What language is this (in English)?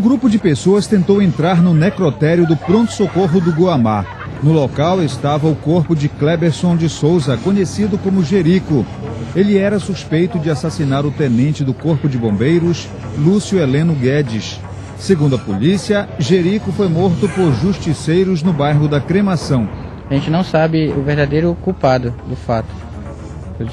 Portuguese